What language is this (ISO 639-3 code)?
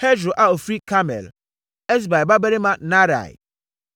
aka